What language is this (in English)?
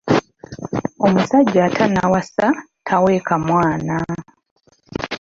Ganda